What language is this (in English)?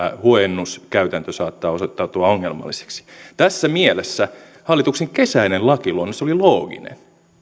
Finnish